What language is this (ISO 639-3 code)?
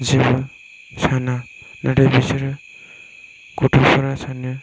brx